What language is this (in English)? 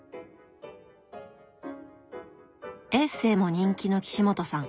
Japanese